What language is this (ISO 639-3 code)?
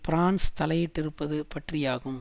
tam